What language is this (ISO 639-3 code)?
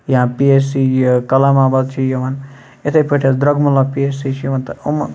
kas